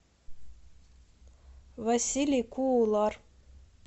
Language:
Russian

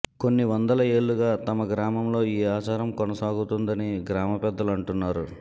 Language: Telugu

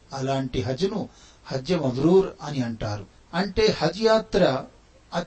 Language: Telugu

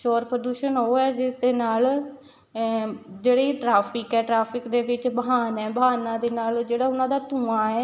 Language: Punjabi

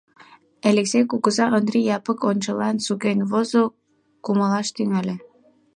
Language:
Mari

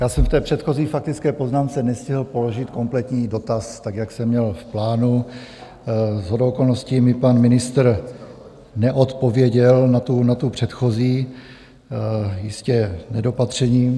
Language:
Czech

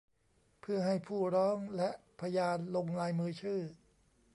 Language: Thai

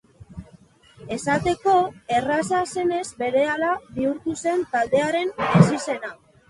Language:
Basque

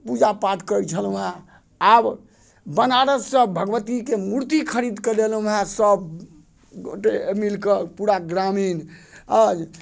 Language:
Maithili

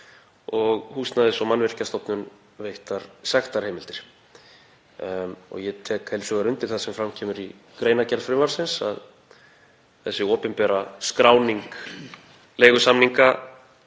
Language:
Icelandic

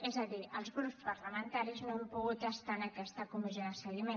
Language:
Catalan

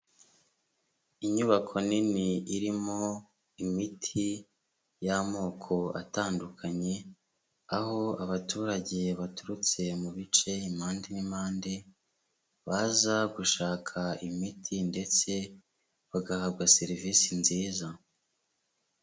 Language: Kinyarwanda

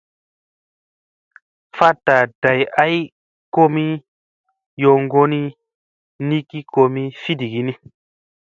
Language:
Musey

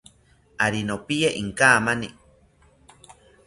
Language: South Ucayali Ashéninka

